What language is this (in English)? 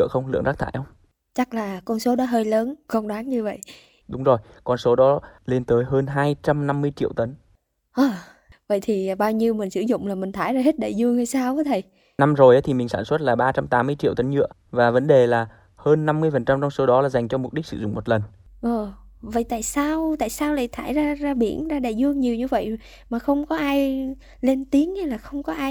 Vietnamese